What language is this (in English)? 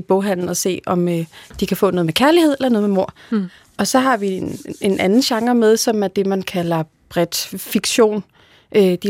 Danish